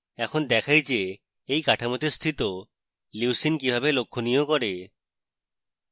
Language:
Bangla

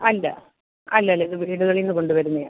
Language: Malayalam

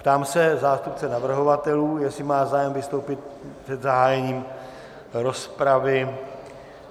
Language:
Czech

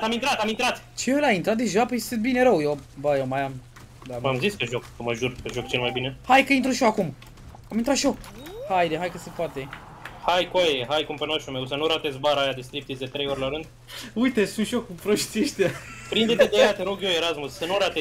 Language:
Romanian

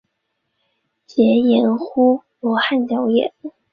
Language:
Chinese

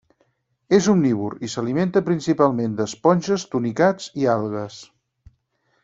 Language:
Catalan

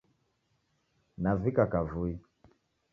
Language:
Taita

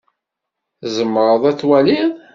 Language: Kabyle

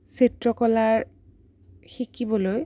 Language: Assamese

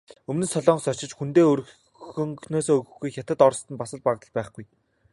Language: Mongolian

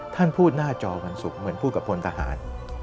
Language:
Thai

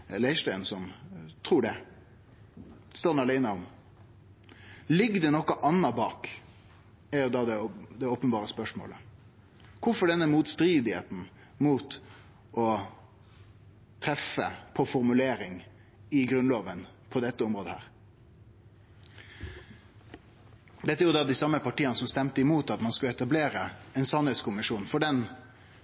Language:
Norwegian Nynorsk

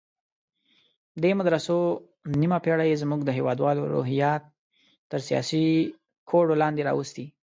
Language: Pashto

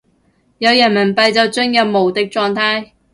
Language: Cantonese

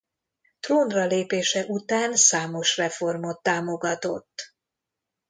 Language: Hungarian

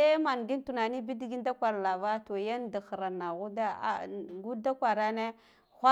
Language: Guduf-Gava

